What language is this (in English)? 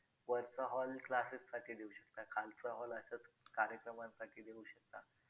Marathi